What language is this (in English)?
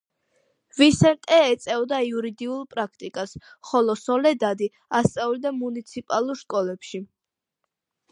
Georgian